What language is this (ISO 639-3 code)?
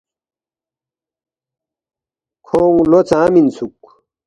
bft